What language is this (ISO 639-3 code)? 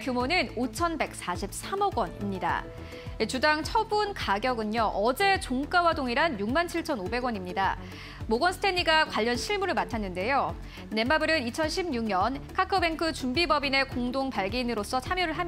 kor